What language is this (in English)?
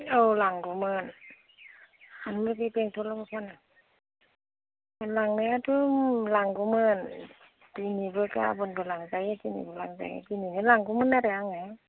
Bodo